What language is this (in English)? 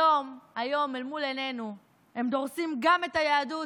Hebrew